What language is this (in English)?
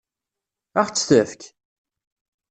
Kabyle